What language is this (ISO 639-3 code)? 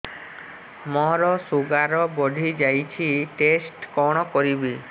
ori